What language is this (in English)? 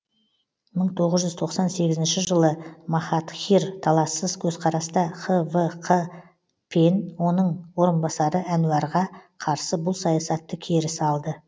Kazakh